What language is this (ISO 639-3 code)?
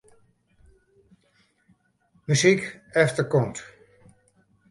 fry